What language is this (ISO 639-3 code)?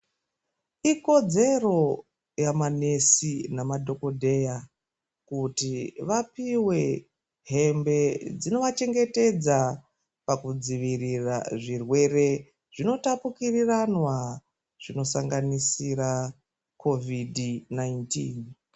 ndc